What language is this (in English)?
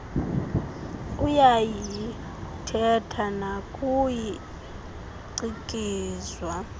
Xhosa